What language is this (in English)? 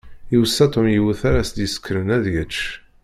Kabyle